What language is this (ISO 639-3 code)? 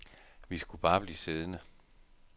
dan